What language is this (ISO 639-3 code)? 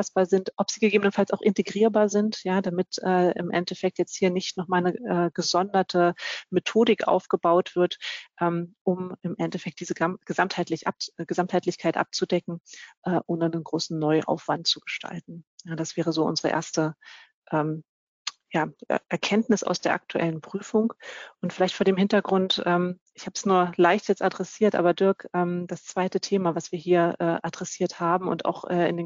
deu